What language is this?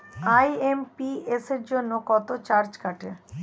Bangla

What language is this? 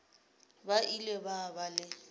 Northern Sotho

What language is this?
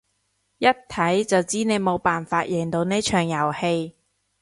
Cantonese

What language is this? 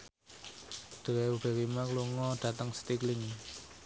Javanese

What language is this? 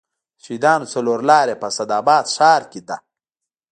Pashto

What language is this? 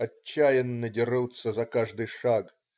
Russian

